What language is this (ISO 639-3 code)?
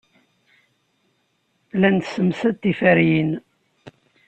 kab